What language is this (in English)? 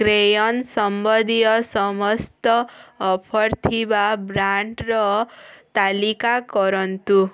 Odia